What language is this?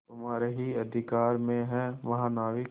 Hindi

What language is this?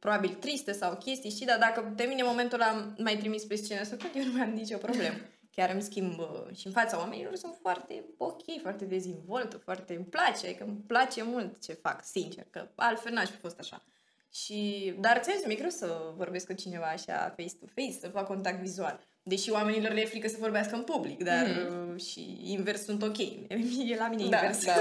Romanian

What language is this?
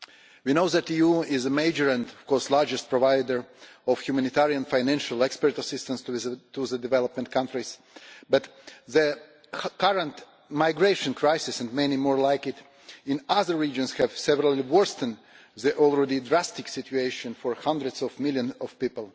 English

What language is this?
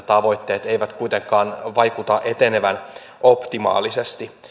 Finnish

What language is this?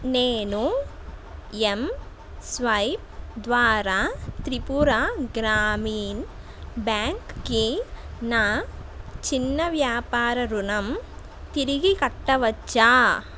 Telugu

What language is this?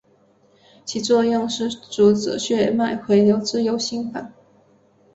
Chinese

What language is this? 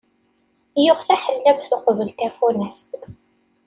Kabyle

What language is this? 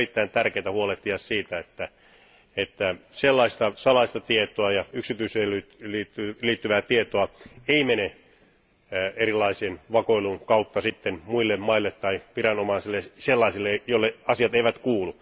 Finnish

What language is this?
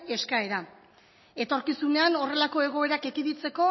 Basque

